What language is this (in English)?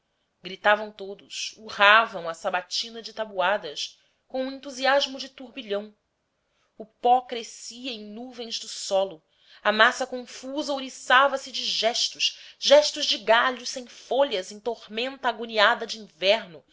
Portuguese